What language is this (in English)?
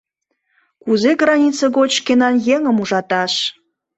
Mari